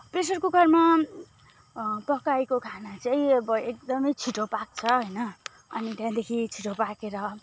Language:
Nepali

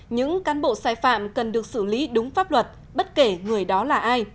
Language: Vietnamese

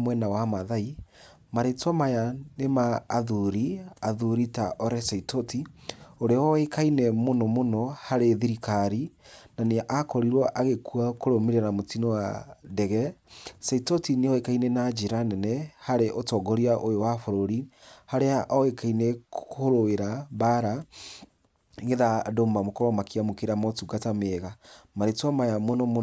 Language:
Kikuyu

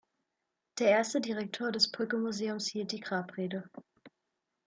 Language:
German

